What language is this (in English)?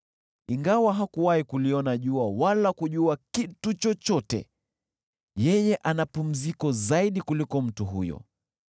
Swahili